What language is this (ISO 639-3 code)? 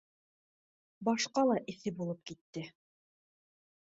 bak